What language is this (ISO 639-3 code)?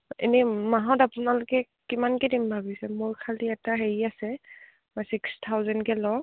asm